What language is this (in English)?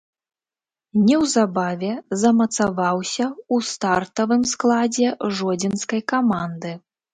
Belarusian